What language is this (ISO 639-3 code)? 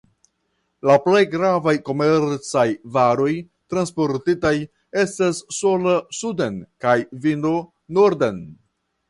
epo